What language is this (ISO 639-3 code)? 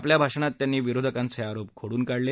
mar